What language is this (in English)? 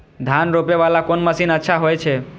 Maithili